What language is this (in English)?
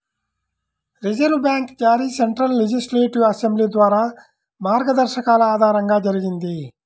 Telugu